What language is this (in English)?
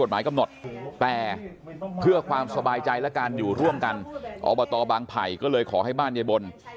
Thai